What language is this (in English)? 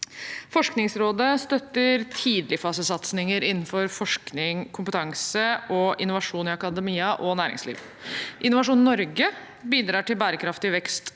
Norwegian